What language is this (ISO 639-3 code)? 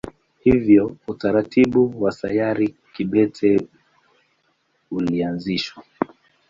swa